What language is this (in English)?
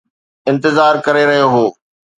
Sindhi